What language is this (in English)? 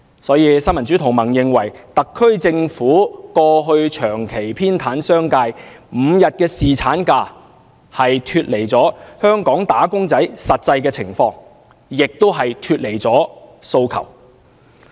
Cantonese